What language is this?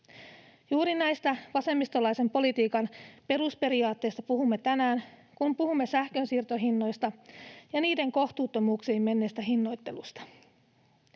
Finnish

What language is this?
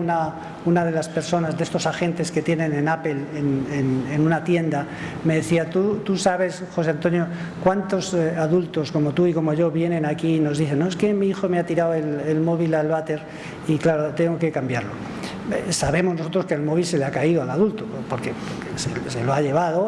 Spanish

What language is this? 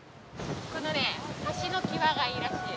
Japanese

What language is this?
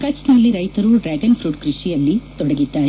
Kannada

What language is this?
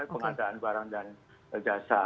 Indonesian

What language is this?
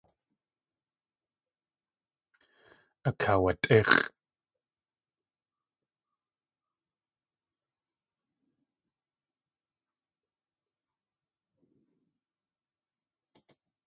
Tlingit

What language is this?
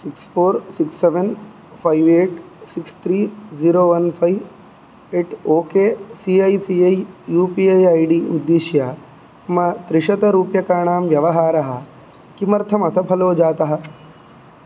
Sanskrit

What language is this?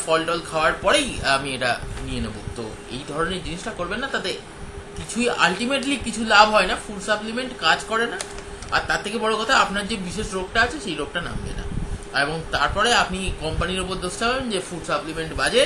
Hindi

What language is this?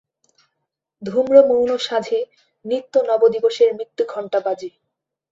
Bangla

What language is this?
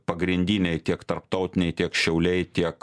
Lithuanian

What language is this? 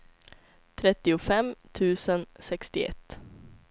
Swedish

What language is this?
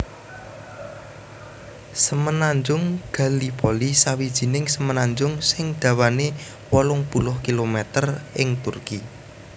Javanese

